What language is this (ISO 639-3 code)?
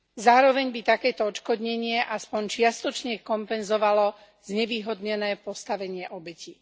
slk